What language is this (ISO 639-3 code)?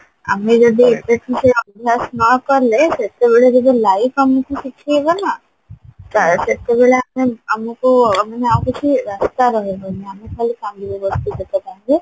ori